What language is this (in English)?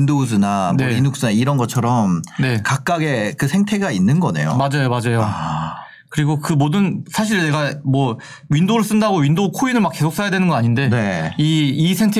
Korean